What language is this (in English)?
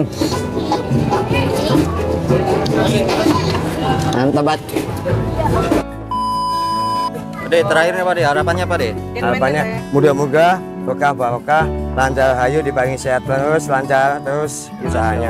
Indonesian